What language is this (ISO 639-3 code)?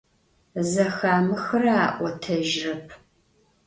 ady